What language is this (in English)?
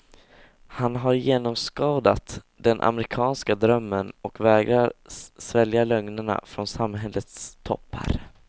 Swedish